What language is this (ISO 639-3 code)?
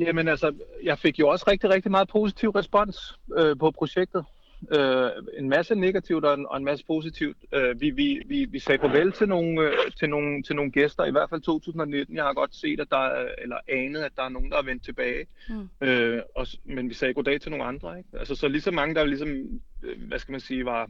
dan